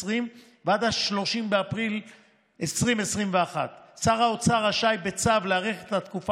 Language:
Hebrew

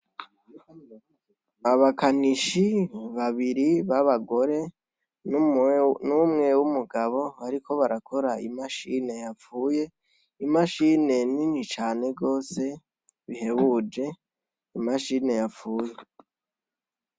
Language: Rundi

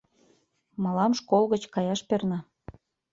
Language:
Mari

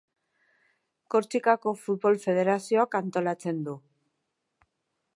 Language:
Basque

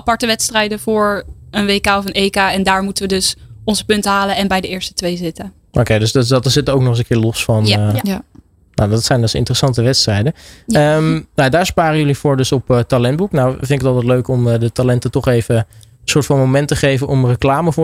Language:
Dutch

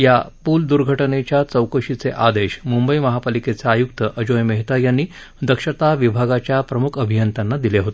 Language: Marathi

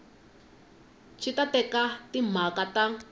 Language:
Tsonga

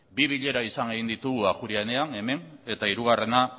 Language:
Basque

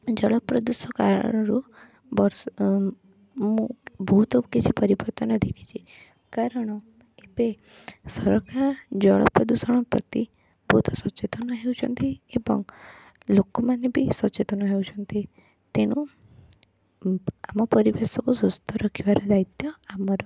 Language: Odia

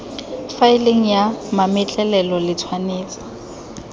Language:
Tswana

